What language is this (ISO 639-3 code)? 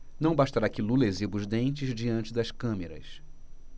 por